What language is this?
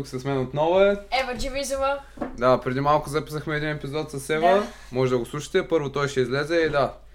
Bulgarian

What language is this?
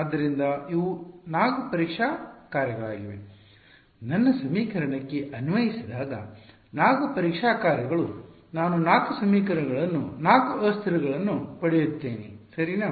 Kannada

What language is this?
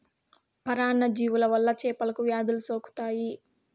Telugu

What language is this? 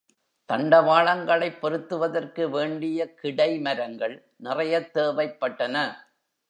Tamil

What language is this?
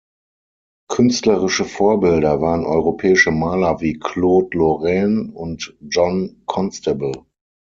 German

